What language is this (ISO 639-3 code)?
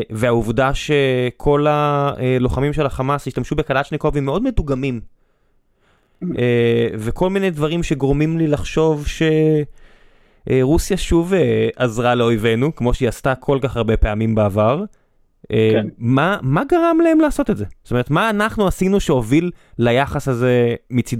heb